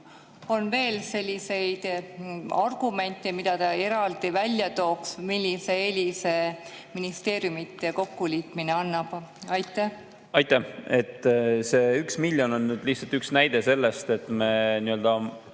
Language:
Estonian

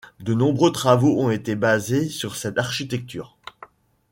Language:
French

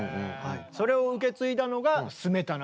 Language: Japanese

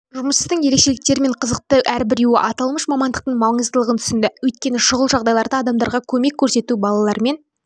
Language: Kazakh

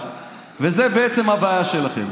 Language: Hebrew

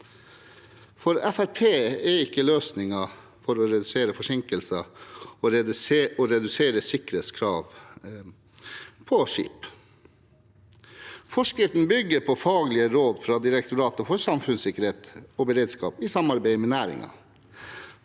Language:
Norwegian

